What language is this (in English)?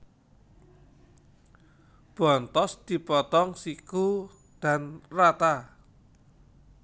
Javanese